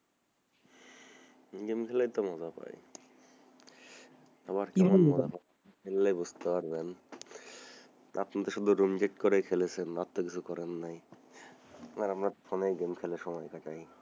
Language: Bangla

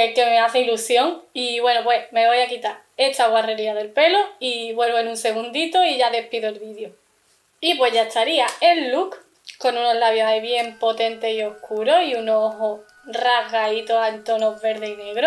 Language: Spanish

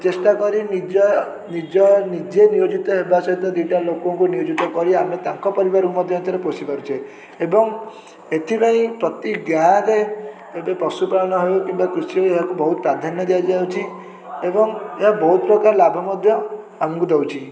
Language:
Odia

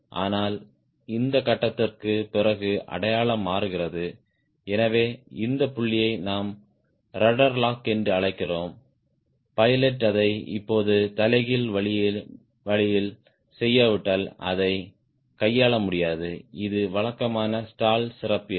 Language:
Tamil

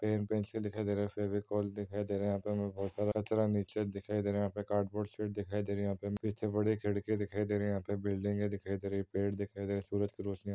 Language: Hindi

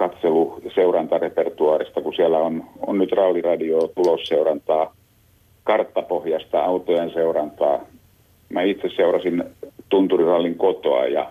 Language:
Finnish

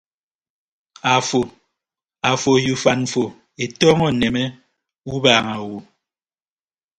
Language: Ibibio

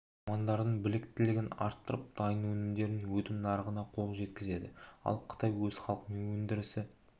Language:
Kazakh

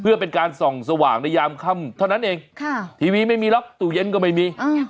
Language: Thai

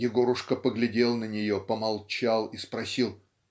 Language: Russian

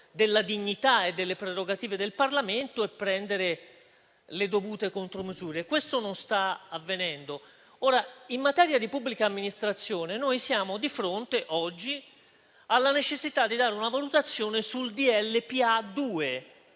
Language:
Italian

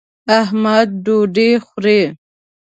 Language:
Pashto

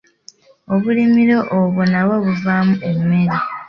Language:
Ganda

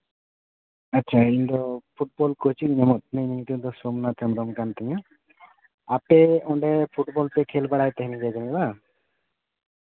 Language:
Santali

